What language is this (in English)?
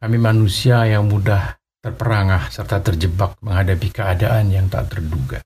Indonesian